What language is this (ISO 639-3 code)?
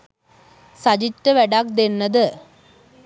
sin